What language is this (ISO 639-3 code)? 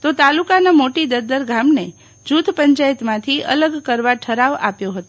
guj